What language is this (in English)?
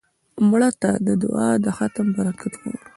Pashto